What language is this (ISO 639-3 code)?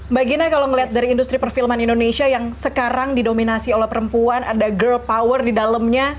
ind